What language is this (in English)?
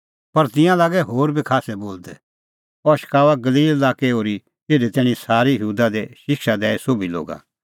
Kullu Pahari